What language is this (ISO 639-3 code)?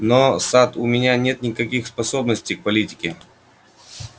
rus